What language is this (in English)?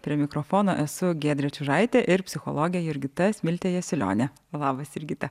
Lithuanian